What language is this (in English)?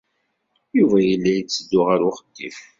Kabyle